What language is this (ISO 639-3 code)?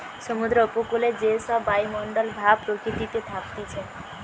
ben